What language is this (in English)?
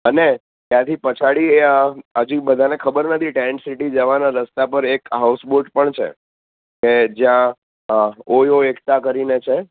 Gujarati